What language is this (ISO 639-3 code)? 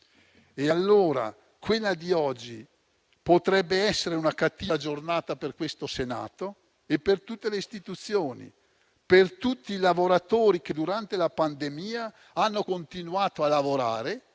ita